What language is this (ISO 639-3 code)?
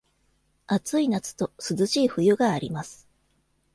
jpn